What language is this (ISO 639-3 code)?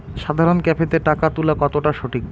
ben